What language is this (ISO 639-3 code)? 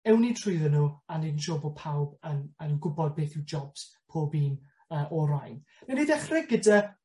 cym